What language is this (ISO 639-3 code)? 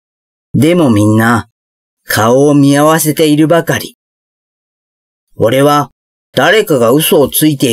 jpn